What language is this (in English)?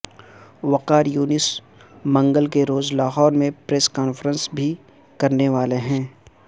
Urdu